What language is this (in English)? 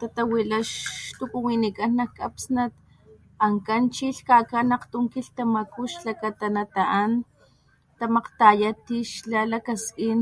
Papantla Totonac